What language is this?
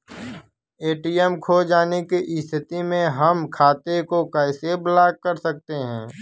Bhojpuri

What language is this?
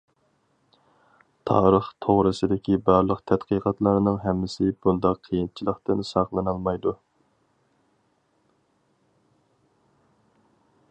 Uyghur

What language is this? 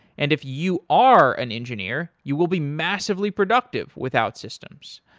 English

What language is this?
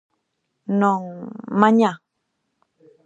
Galician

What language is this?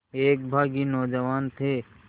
Hindi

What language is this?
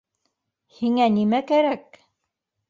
Bashkir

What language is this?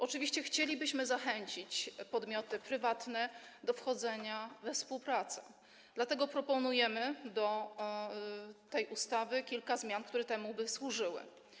Polish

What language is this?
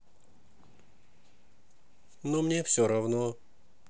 Russian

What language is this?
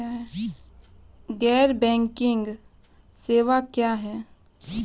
Maithili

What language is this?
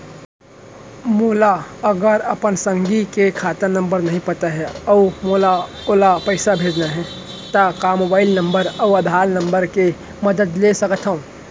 Chhattisgarhi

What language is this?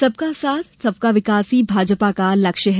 Hindi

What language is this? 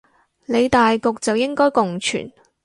Cantonese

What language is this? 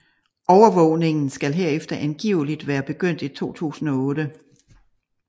Danish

